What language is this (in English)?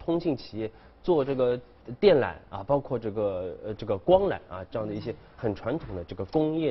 Chinese